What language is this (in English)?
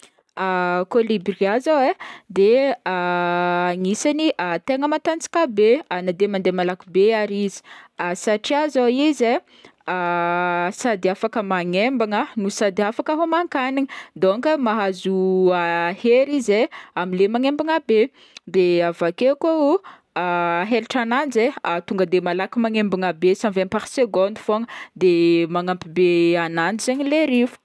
Northern Betsimisaraka Malagasy